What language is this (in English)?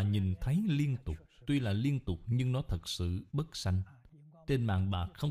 Vietnamese